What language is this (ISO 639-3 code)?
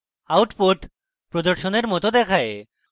ben